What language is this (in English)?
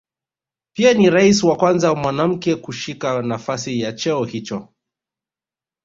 Swahili